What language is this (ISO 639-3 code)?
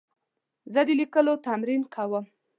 pus